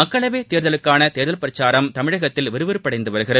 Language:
Tamil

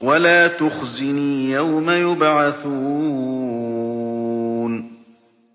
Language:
Arabic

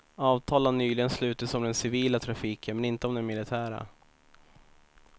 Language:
Swedish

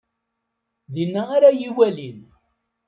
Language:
Kabyle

